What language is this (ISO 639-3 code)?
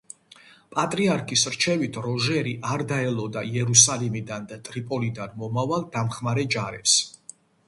kat